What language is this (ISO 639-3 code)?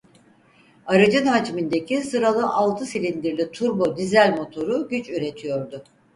tur